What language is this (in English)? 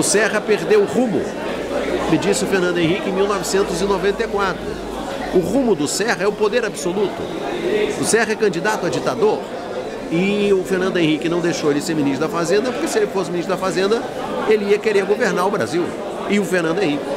Portuguese